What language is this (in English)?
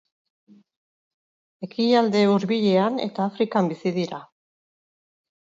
Basque